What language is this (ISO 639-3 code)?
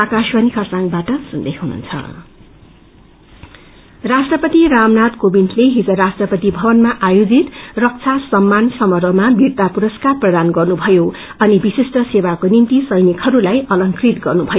nep